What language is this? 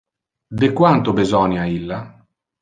Interlingua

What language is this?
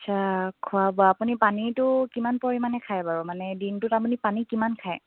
Assamese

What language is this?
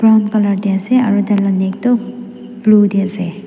Naga Pidgin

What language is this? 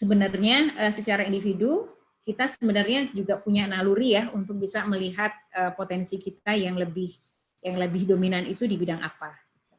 Indonesian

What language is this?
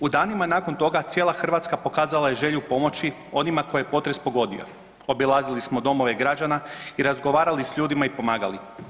Croatian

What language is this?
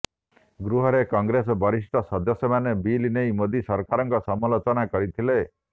Odia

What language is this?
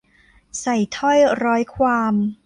Thai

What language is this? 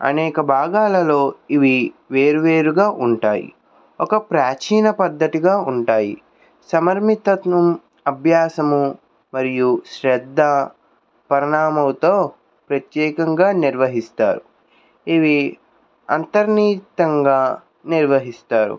Telugu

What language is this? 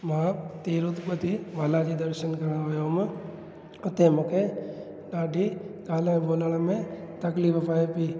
Sindhi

